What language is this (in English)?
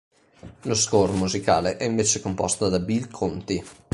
Italian